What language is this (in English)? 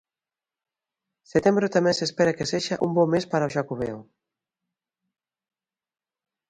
Galician